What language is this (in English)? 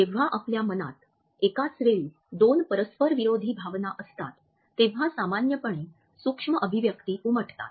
Marathi